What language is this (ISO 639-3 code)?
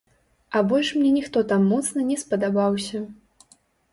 bel